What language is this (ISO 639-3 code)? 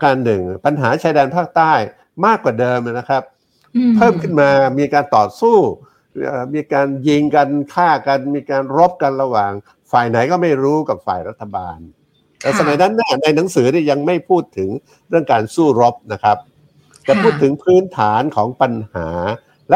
tha